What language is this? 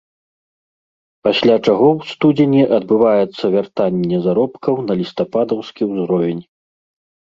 Belarusian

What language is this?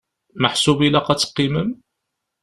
Kabyle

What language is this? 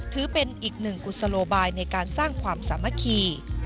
Thai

